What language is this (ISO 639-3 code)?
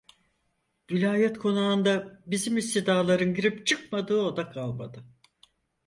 tur